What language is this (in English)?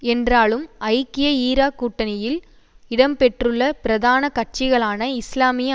Tamil